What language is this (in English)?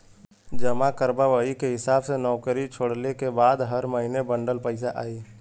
Bhojpuri